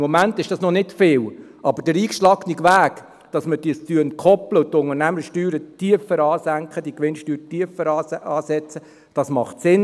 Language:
Swiss German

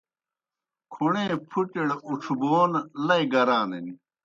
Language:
Kohistani Shina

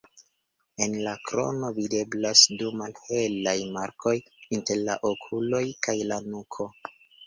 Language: Esperanto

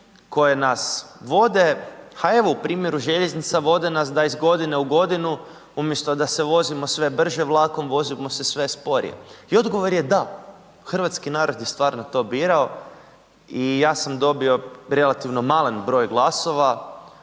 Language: Croatian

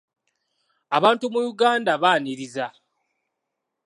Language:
Ganda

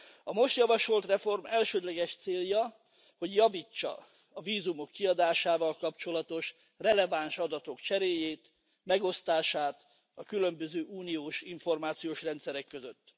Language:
Hungarian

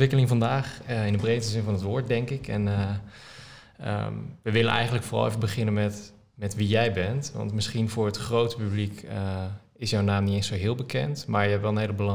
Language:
Dutch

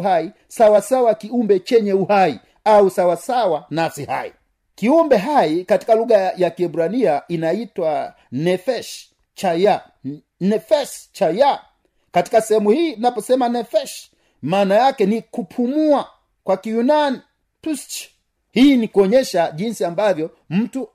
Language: Swahili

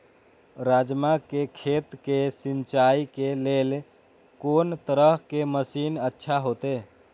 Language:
Maithili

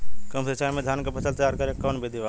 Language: Bhojpuri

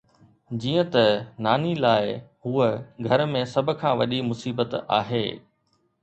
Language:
Sindhi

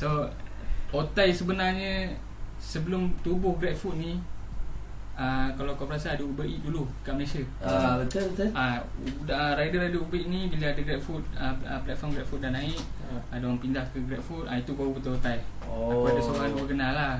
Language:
Malay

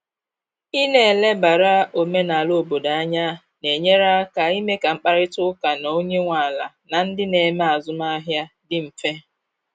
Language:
Igbo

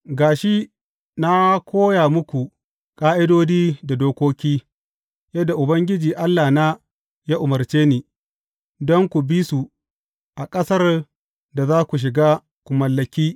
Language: Hausa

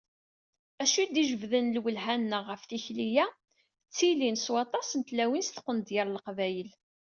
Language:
Kabyle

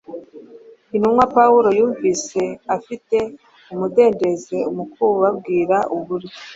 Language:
Kinyarwanda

